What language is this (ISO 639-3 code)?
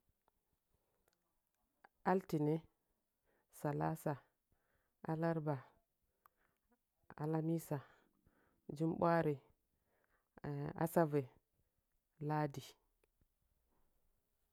nja